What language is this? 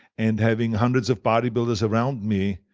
English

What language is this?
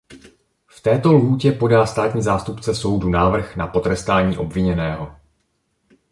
Czech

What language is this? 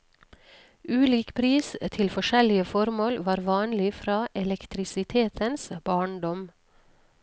Norwegian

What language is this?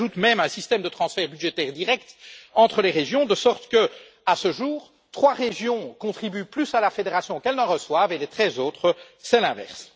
French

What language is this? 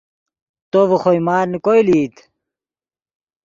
Yidgha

